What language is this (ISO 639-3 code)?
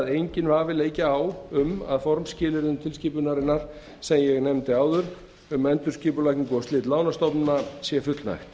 isl